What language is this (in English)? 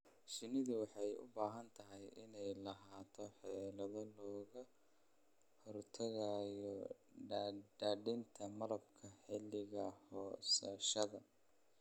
Somali